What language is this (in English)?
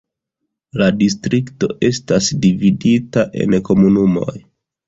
Esperanto